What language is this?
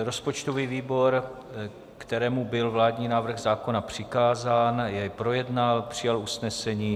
Czech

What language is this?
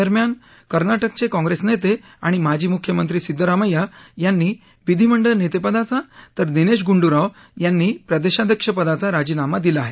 Marathi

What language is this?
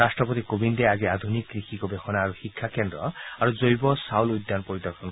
Assamese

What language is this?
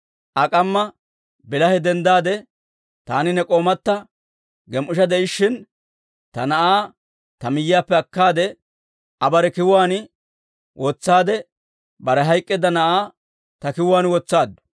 Dawro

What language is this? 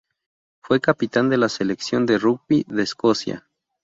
Spanish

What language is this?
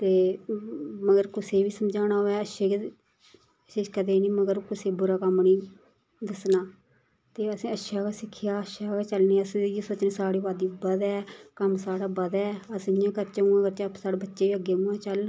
Dogri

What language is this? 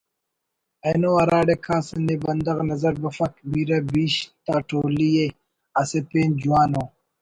Brahui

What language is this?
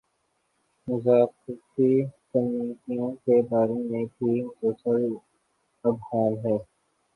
Urdu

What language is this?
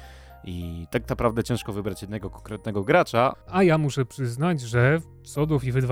Polish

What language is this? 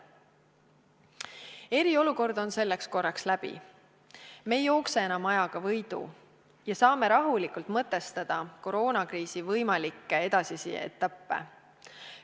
Estonian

